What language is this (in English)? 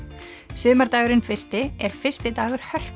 Icelandic